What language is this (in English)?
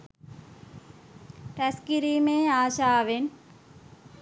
Sinhala